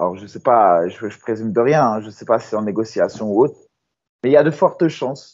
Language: French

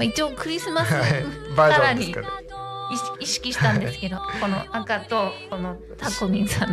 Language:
Japanese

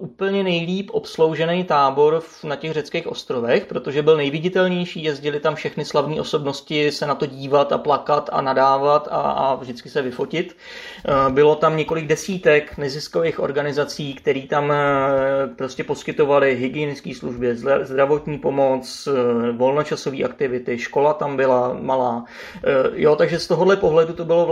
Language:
Czech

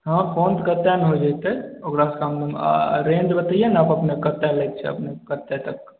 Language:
Maithili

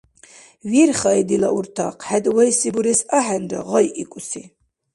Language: Dargwa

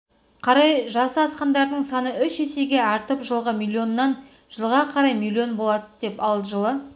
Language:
Kazakh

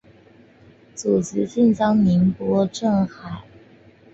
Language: Chinese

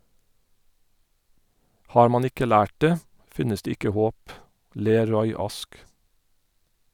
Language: Norwegian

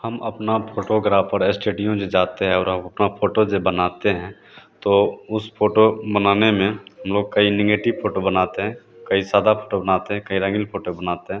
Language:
Hindi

